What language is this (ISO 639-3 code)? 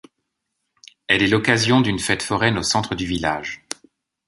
fra